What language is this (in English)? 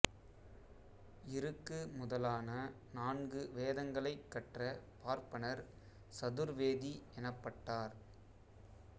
Tamil